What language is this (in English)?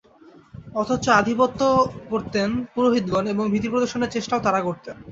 Bangla